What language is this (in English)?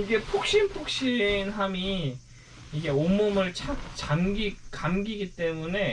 Korean